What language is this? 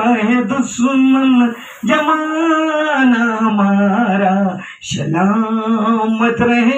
Arabic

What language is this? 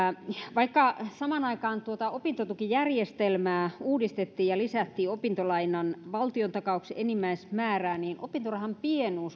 Finnish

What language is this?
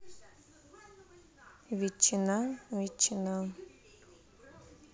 Russian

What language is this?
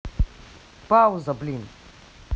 Russian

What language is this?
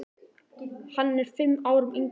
Icelandic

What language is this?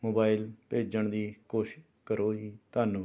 Punjabi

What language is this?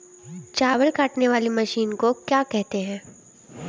Hindi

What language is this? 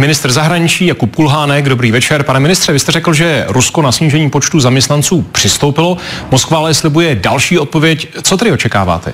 Czech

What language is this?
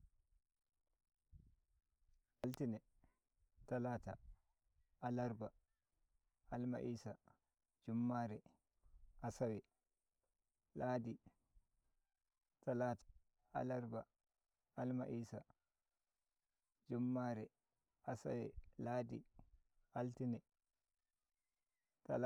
Nigerian Fulfulde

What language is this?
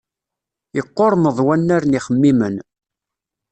Kabyle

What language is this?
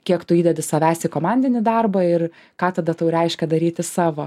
Lithuanian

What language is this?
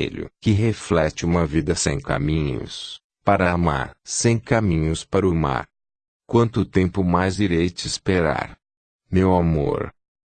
Portuguese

